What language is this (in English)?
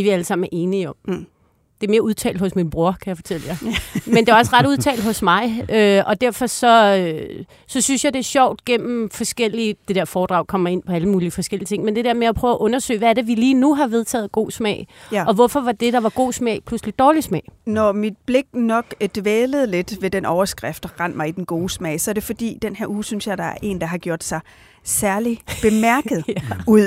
Danish